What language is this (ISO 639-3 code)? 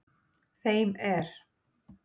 isl